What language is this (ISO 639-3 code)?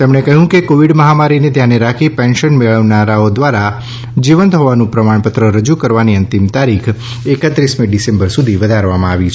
guj